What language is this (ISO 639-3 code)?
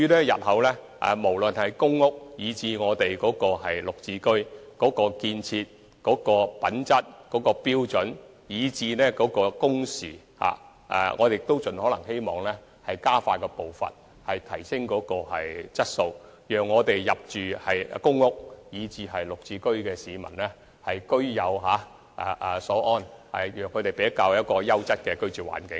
yue